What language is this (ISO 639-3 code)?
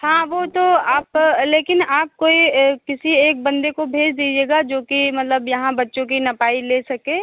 hin